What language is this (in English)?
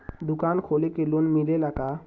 Bhojpuri